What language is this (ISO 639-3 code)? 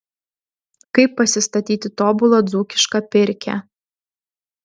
lit